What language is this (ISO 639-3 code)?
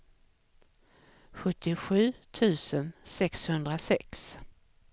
swe